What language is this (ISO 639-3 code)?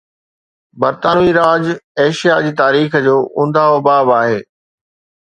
snd